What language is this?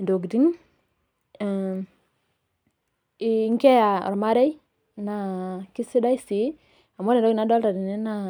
Masai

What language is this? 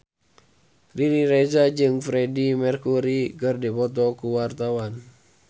Sundanese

